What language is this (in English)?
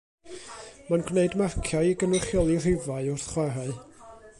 Welsh